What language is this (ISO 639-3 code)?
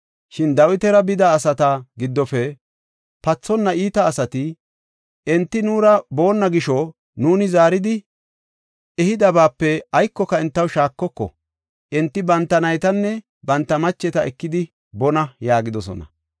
gof